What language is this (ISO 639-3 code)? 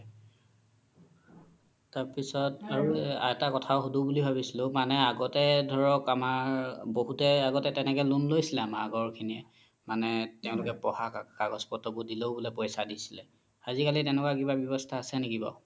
asm